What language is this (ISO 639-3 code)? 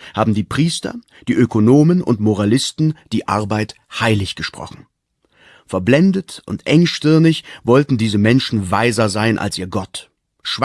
deu